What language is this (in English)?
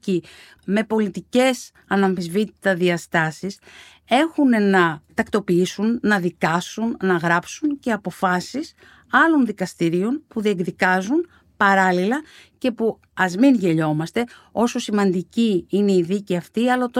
Greek